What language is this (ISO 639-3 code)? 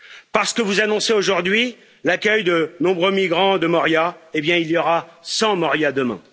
fra